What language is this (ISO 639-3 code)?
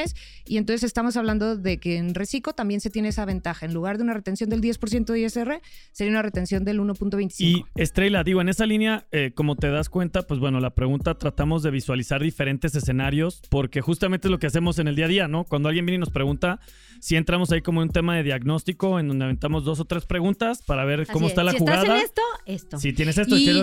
spa